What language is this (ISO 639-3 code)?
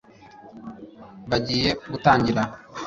kin